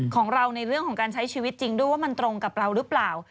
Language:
Thai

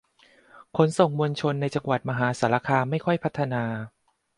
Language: Thai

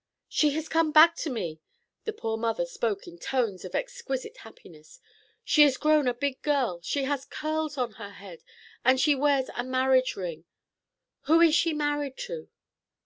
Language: English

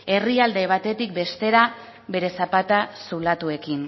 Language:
Basque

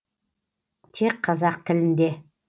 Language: Kazakh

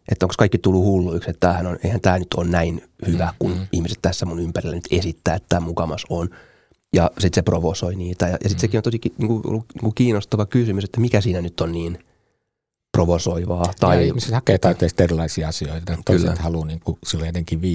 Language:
Finnish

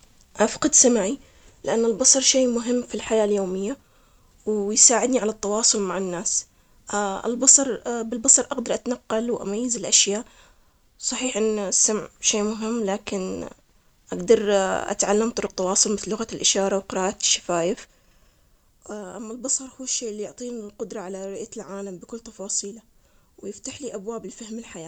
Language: Omani Arabic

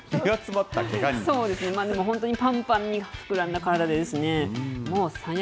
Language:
Japanese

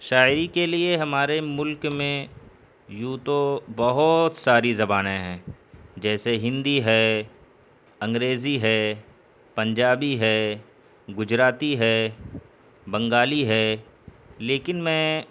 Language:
Urdu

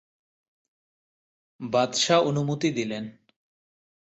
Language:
Bangla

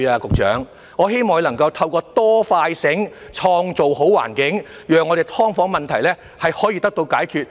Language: Cantonese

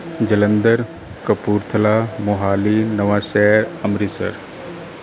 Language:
Punjabi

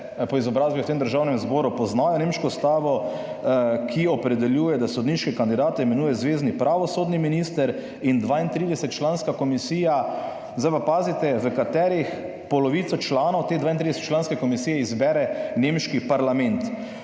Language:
Slovenian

